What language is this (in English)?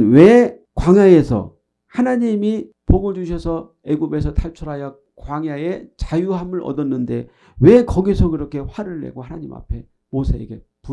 Korean